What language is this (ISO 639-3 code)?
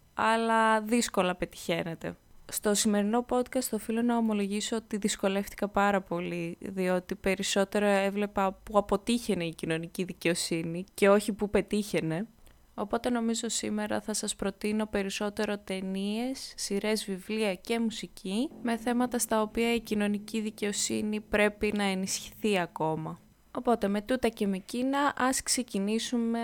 ell